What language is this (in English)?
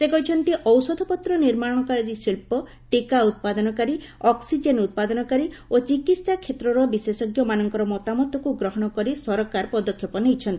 Odia